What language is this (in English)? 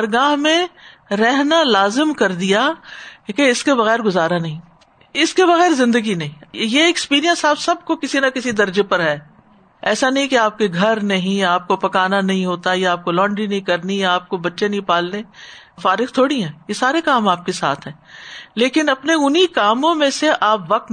Urdu